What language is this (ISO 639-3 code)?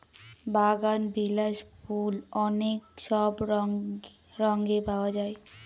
ben